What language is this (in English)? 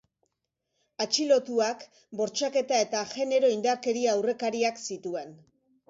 Basque